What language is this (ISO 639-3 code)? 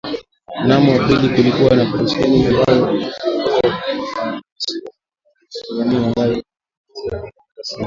swa